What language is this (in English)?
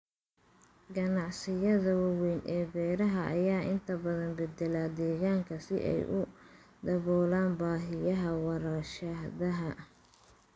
Somali